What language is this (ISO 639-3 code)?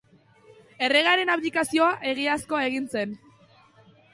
eus